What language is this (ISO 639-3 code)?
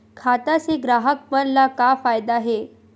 hne